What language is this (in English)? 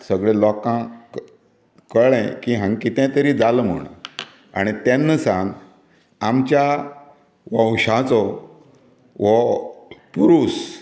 Konkani